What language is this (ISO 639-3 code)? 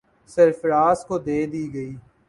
urd